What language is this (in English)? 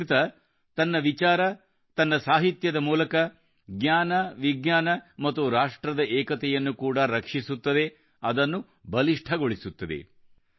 Kannada